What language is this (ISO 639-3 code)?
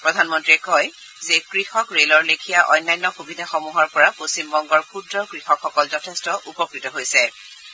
asm